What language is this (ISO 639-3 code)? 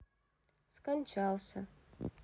rus